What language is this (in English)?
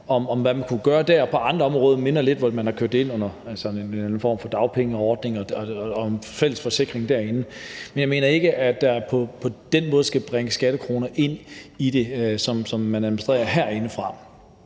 Danish